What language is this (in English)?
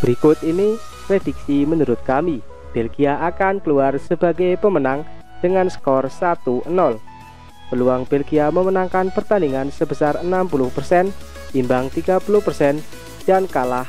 Indonesian